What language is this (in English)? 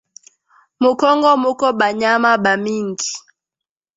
Swahili